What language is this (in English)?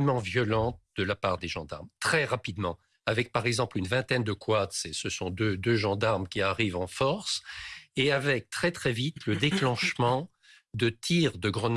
French